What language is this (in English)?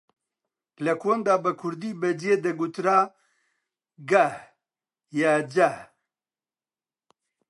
Central Kurdish